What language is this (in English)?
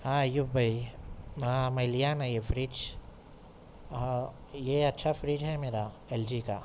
Urdu